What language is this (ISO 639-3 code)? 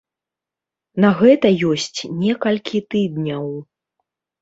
bel